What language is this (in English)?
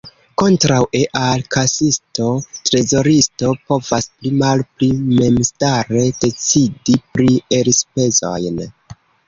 Esperanto